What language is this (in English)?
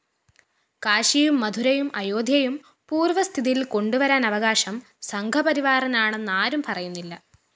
Malayalam